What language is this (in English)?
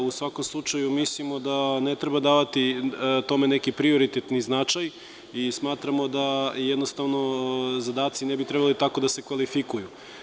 Serbian